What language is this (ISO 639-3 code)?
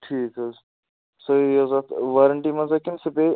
kas